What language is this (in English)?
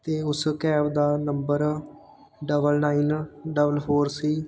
Punjabi